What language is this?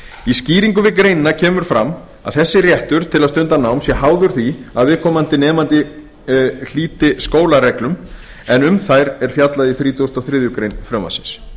Icelandic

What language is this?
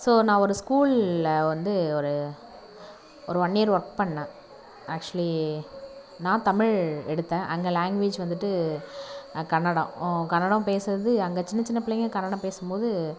Tamil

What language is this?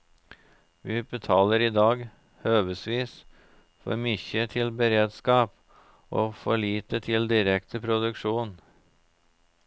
Norwegian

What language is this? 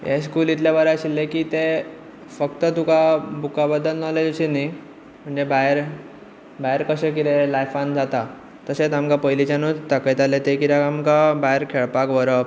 Konkani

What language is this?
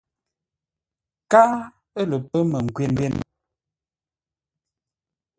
Ngombale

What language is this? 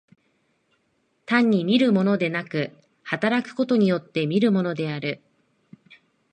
Japanese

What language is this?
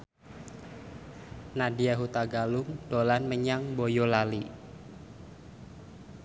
Javanese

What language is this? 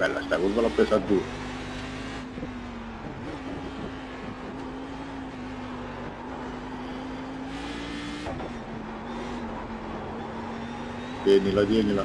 Italian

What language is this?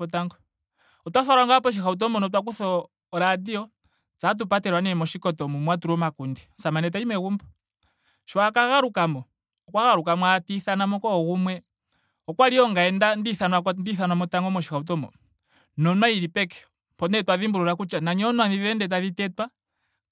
Ndonga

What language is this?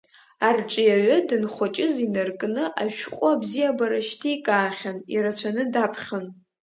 Abkhazian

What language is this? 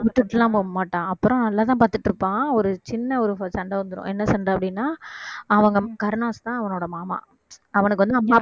Tamil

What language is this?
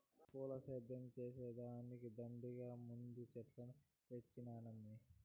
Telugu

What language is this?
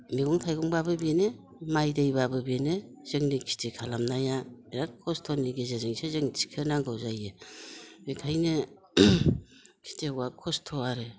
Bodo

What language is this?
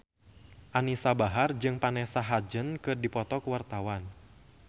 Sundanese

